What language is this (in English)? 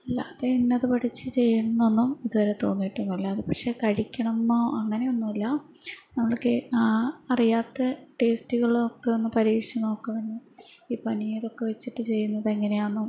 Malayalam